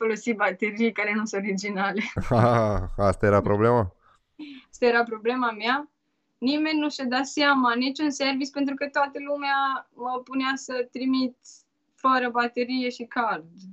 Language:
Romanian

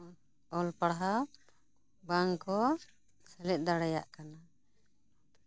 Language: Santali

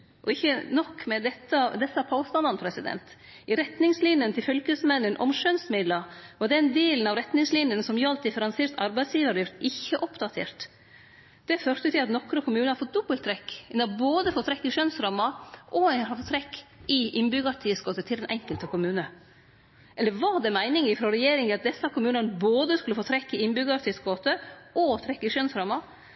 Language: Norwegian Nynorsk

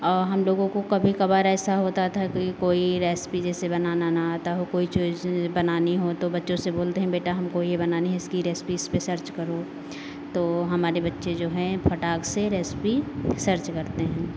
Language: Hindi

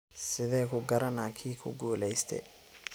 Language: Somali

